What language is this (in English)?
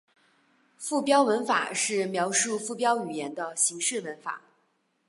Chinese